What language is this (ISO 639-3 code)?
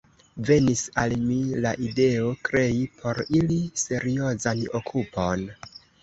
epo